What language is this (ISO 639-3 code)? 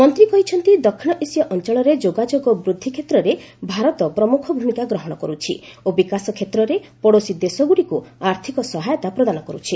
ori